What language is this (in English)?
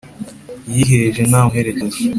Kinyarwanda